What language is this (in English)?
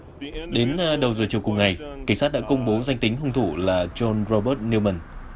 Vietnamese